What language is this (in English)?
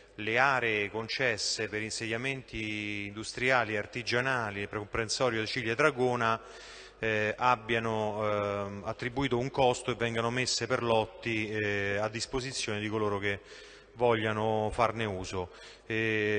Italian